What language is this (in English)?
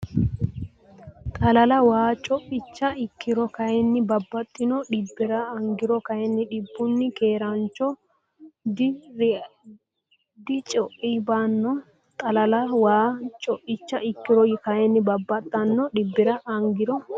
Sidamo